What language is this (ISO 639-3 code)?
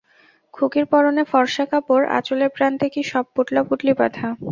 ben